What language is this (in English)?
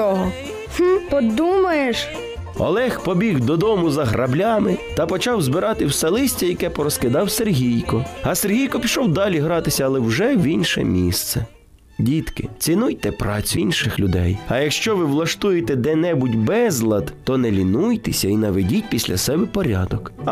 Ukrainian